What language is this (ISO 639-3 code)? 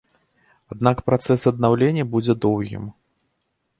bel